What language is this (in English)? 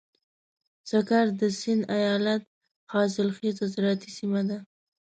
Pashto